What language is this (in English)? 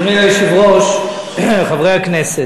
Hebrew